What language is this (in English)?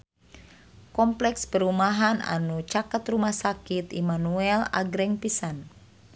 Sundanese